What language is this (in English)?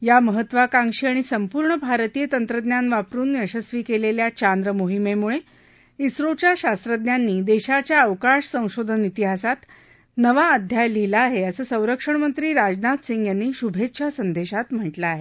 Marathi